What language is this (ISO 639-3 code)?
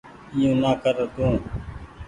gig